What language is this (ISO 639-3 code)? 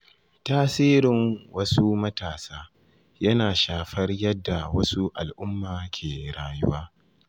hau